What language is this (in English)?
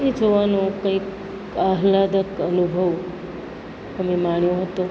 Gujarati